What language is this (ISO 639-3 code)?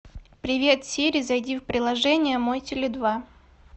rus